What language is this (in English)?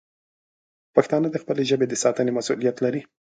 Pashto